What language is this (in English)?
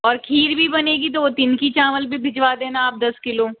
Hindi